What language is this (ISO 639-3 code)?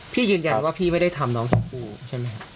tha